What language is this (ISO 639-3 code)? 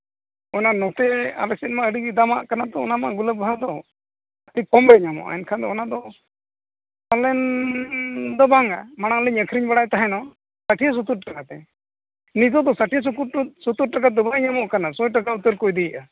sat